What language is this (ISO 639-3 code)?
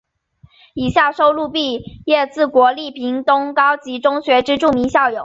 zho